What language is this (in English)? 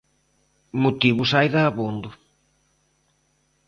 Galician